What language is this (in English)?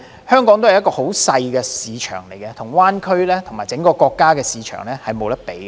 Cantonese